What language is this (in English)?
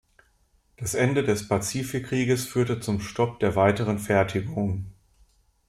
German